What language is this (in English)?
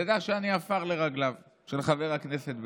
Hebrew